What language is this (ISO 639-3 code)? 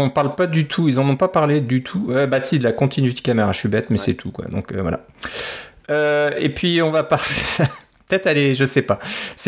fra